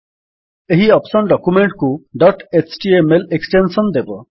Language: Odia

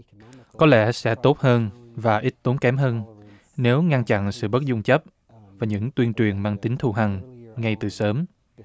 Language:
Vietnamese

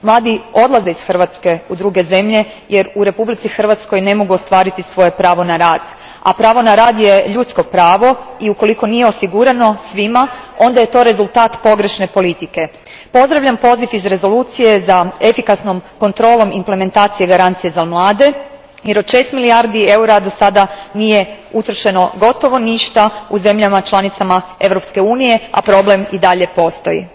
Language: Croatian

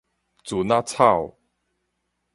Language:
Min Nan Chinese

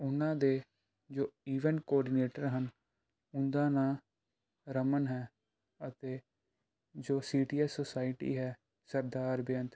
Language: Punjabi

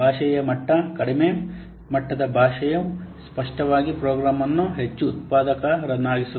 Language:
Kannada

